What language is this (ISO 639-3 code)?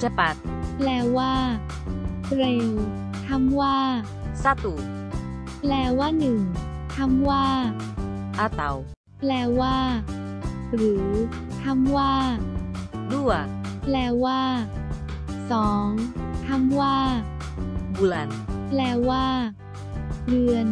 tha